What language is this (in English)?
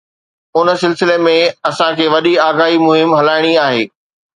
Sindhi